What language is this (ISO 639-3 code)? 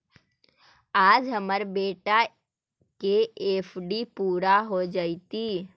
mag